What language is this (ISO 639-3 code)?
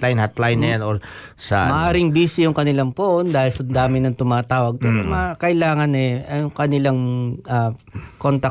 fil